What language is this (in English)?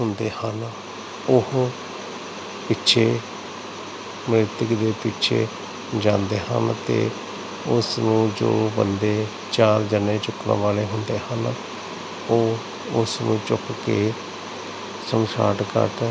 Punjabi